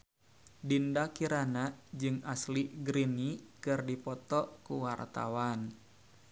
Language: Sundanese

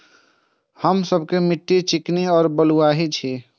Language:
Maithili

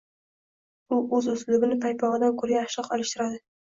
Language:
Uzbek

